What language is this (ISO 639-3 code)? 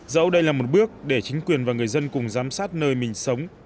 vie